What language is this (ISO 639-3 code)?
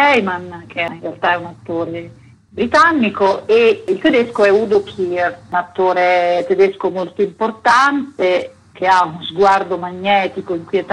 ita